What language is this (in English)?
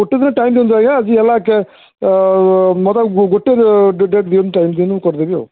Odia